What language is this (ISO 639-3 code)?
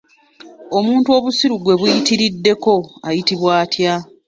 lug